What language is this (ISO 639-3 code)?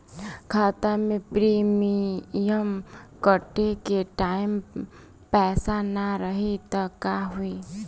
bho